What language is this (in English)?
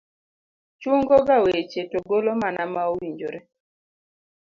Luo (Kenya and Tanzania)